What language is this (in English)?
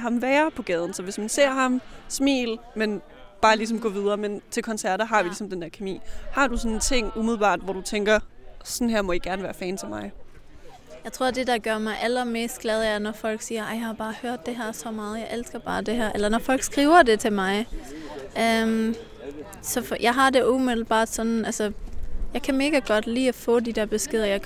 Danish